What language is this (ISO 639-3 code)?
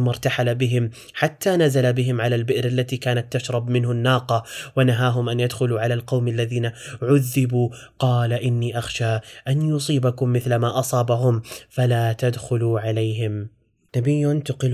ara